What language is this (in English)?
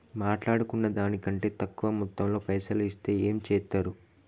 Telugu